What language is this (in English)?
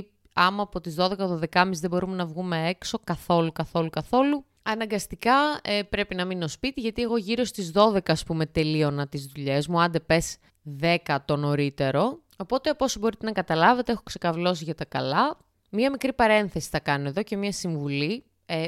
Greek